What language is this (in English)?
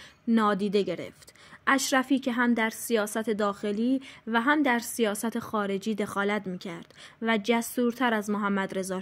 Persian